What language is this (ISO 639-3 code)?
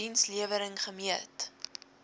afr